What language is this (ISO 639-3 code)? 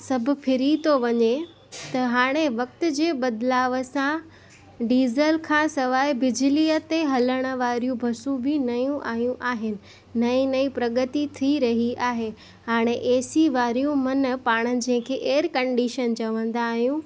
snd